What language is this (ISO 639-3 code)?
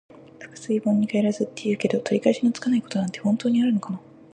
jpn